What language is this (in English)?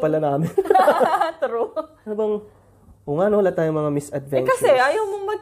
Filipino